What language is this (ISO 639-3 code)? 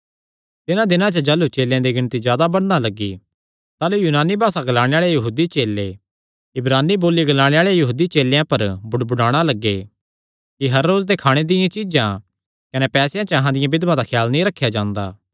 xnr